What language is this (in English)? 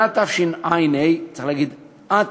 Hebrew